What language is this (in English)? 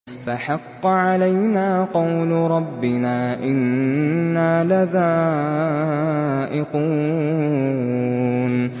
Arabic